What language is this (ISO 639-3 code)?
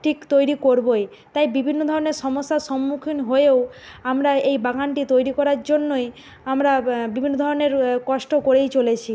ben